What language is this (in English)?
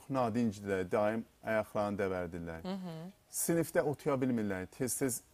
Turkish